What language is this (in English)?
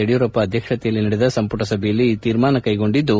Kannada